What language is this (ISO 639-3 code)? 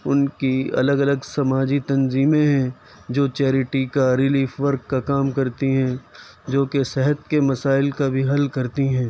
urd